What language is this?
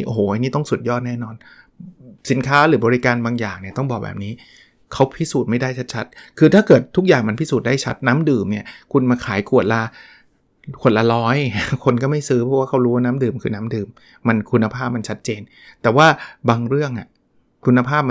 Thai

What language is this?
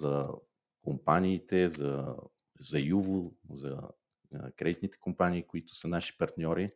Bulgarian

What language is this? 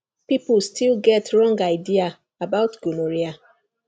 Nigerian Pidgin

